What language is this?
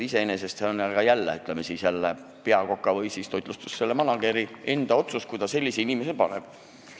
Estonian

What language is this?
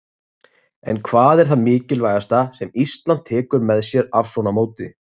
Icelandic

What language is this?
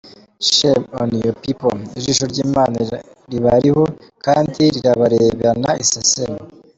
Kinyarwanda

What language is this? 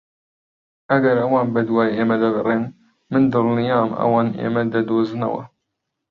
Central Kurdish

